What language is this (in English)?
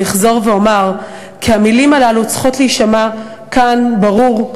Hebrew